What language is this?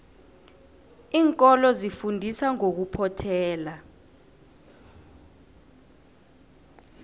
South Ndebele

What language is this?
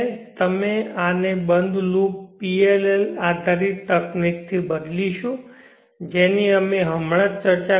Gujarati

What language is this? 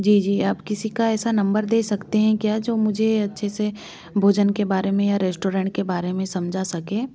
Hindi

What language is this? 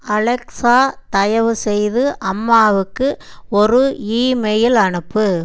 Tamil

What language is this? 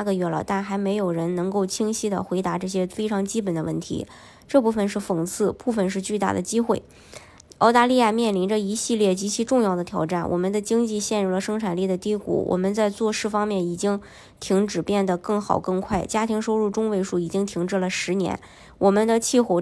Chinese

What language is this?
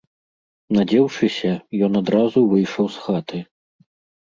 Belarusian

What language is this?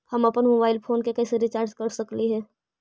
Magahi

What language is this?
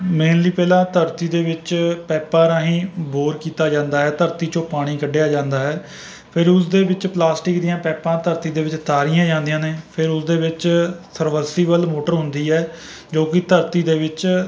Punjabi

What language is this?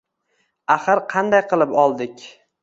Uzbek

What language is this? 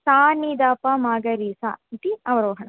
Sanskrit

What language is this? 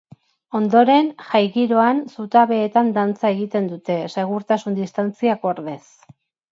Basque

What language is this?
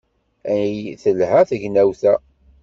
Kabyle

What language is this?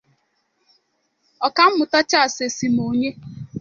Igbo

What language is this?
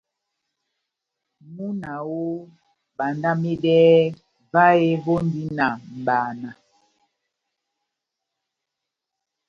Batanga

